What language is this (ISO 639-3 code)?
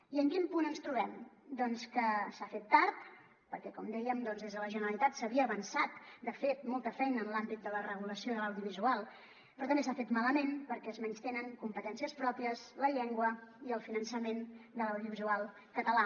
cat